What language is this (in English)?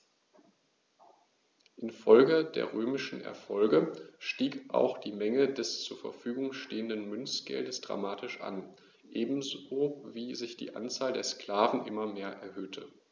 German